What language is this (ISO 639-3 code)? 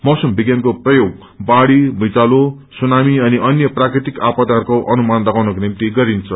nep